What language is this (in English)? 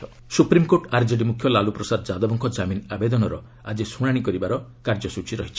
Odia